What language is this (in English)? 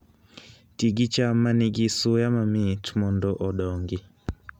Luo (Kenya and Tanzania)